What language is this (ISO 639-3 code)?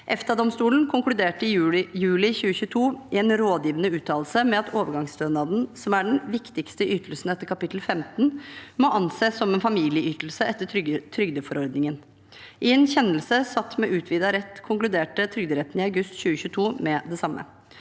nor